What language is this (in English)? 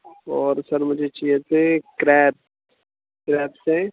Urdu